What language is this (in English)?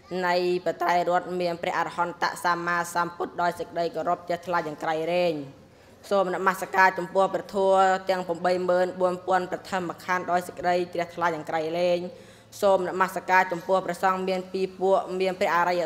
Thai